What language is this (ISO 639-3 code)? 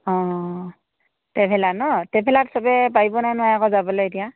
asm